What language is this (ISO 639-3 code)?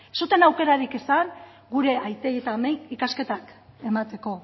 eus